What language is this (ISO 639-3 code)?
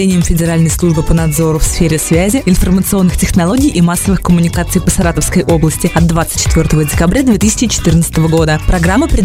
rus